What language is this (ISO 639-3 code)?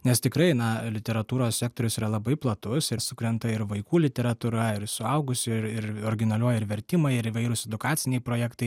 lit